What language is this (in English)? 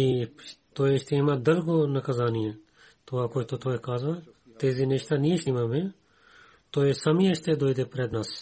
Bulgarian